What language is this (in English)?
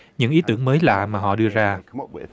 Vietnamese